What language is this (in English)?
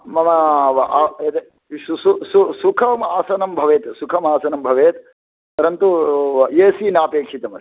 Sanskrit